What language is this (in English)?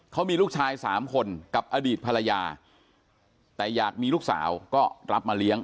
Thai